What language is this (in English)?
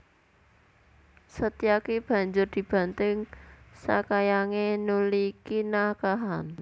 Javanese